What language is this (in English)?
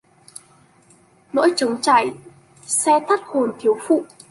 Vietnamese